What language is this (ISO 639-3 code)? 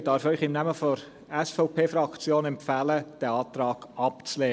gsw